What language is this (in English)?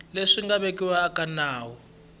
Tsonga